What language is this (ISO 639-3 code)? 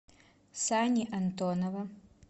rus